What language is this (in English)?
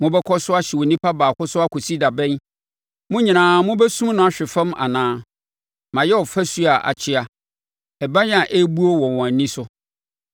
Akan